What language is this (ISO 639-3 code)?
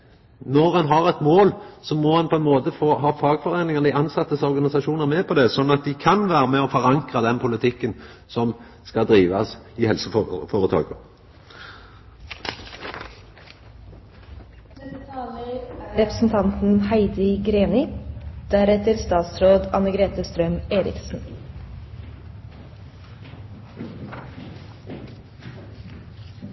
nno